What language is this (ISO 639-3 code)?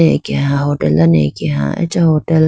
clk